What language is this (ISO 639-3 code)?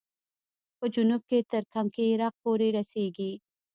pus